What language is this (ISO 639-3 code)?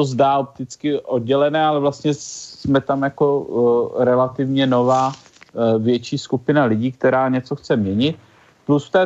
ces